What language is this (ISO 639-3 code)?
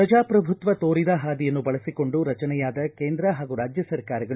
kan